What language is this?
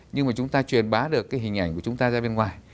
Vietnamese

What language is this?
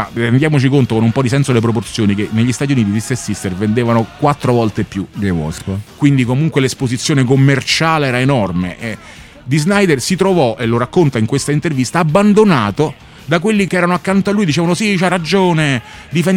Italian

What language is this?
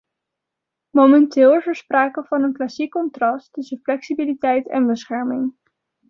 Dutch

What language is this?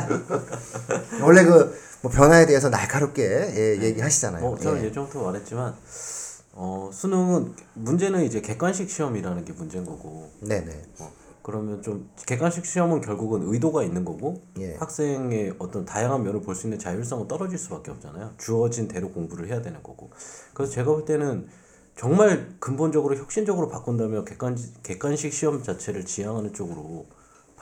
Korean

